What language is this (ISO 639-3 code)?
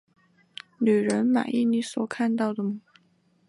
zho